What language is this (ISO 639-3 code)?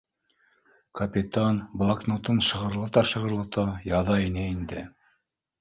bak